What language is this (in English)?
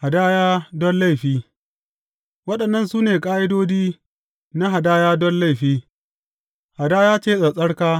Hausa